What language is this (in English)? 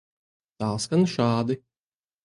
Latvian